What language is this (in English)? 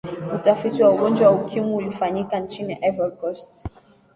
Swahili